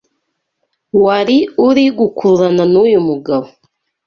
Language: Kinyarwanda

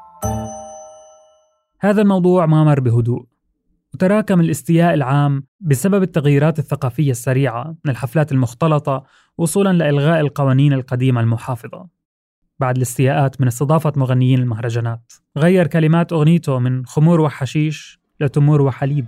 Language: Arabic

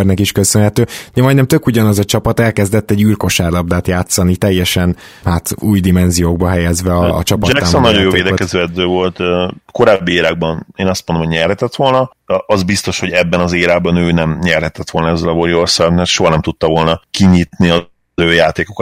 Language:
Hungarian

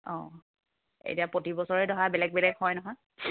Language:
Assamese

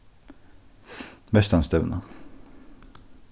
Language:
Faroese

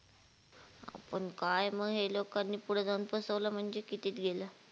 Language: Marathi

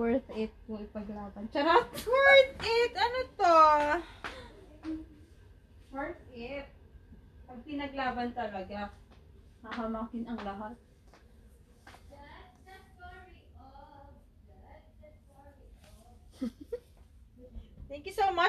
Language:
Filipino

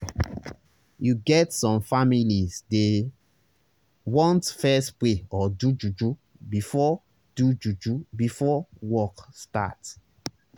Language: Nigerian Pidgin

